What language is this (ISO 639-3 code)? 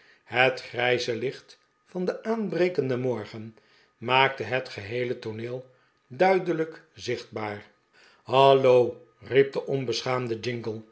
nld